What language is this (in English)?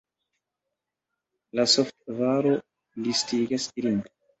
Esperanto